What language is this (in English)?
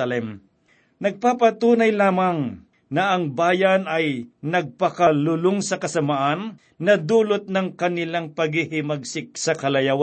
Filipino